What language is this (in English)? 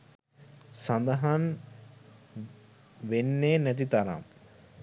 Sinhala